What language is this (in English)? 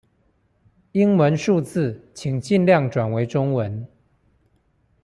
Chinese